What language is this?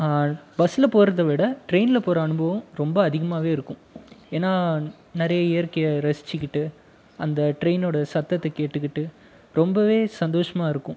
Tamil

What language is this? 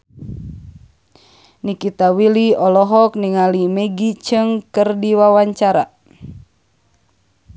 Sundanese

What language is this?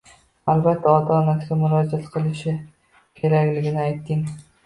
Uzbek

